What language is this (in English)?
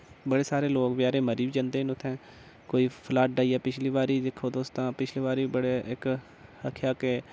Dogri